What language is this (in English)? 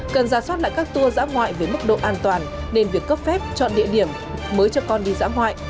Vietnamese